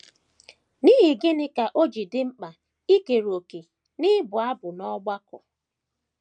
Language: Igbo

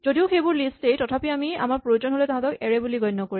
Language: Assamese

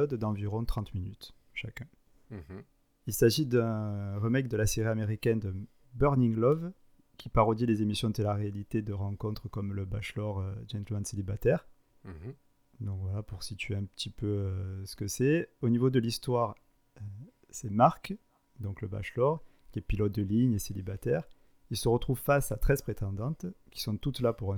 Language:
French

